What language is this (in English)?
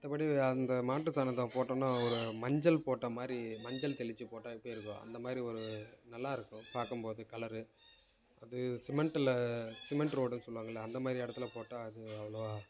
Tamil